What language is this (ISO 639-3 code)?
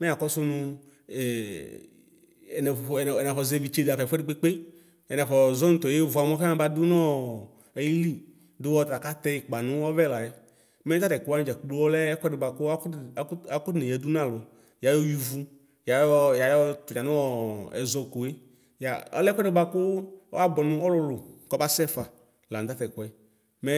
kpo